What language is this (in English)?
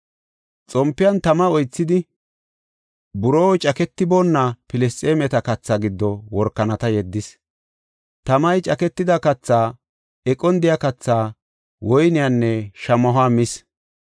Gofa